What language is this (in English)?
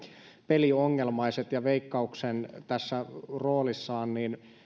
Finnish